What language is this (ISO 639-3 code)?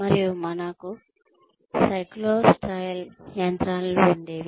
tel